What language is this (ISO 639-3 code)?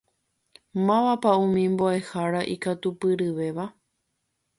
grn